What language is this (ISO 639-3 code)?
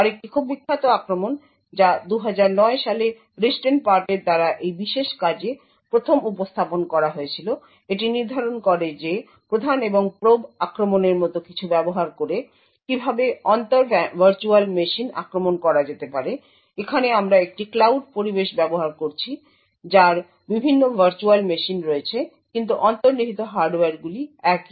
ben